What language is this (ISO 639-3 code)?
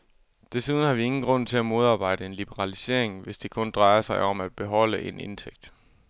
dan